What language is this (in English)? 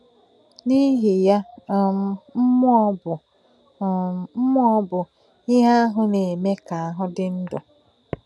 Igbo